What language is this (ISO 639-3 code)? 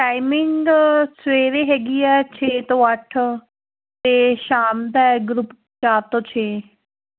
pan